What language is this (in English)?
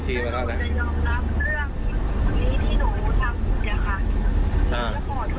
Thai